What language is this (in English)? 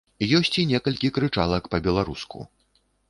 Belarusian